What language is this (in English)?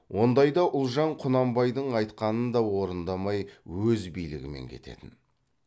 Kazakh